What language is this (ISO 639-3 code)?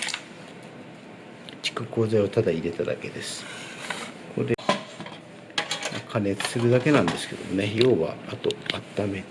jpn